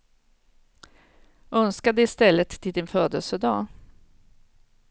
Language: Swedish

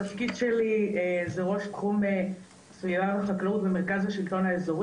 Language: Hebrew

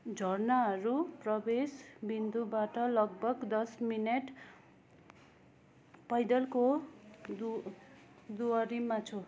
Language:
Nepali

